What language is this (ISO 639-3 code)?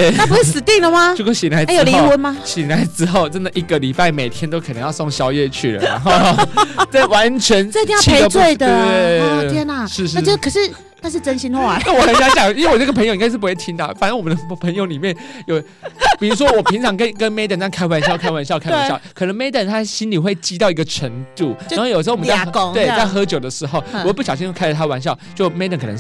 zho